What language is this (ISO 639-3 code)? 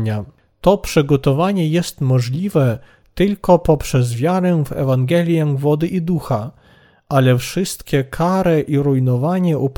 pol